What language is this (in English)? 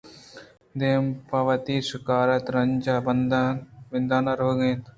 Eastern Balochi